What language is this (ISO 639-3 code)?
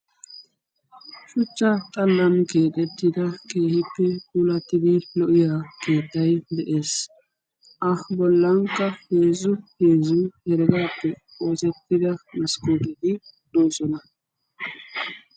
wal